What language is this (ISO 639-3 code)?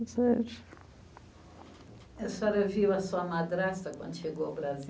por